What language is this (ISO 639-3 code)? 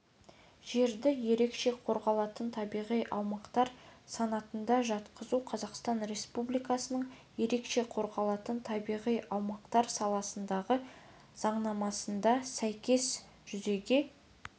kaz